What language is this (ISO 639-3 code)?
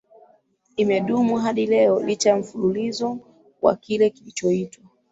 swa